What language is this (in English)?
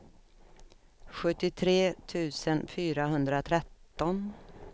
Swedish